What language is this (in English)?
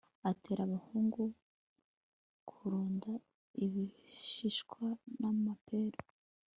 Kinyarwanda